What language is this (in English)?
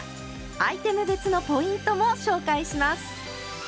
Japanese